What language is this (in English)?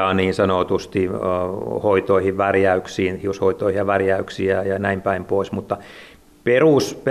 Finnish